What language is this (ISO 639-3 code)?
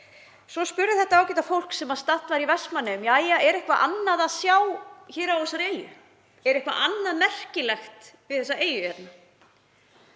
isl